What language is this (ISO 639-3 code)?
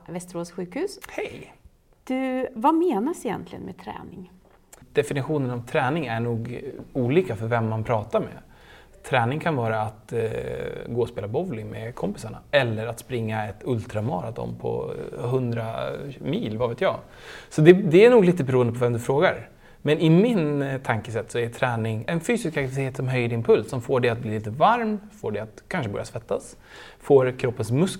swe